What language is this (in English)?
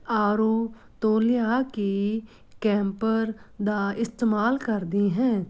Punjabi